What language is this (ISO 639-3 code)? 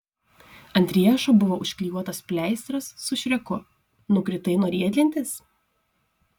lit